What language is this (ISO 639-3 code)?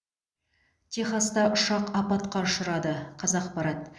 kaz